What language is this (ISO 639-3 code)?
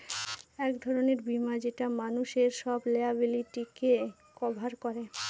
ben